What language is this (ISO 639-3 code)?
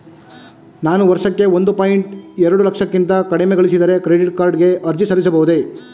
kan